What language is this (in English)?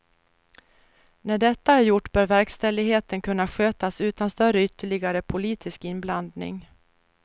Swedish